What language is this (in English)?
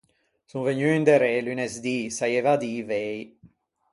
Ligurian